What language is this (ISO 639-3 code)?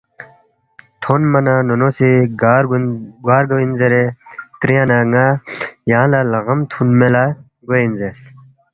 bft